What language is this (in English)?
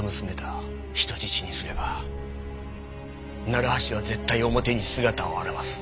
Japanese